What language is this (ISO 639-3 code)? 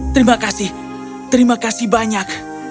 ind